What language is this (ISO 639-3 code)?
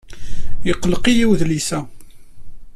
kab